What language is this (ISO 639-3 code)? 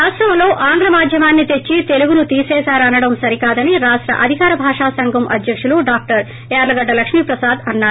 tel